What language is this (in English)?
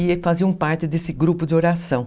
Portuguese